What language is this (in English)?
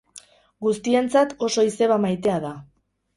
Basque